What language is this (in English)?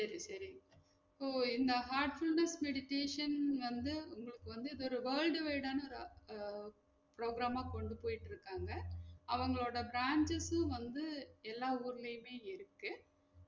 Tamil